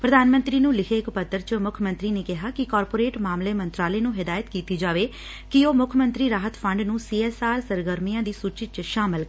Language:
Punjabi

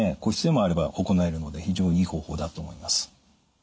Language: Japanese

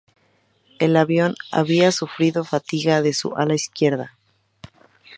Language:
Spanish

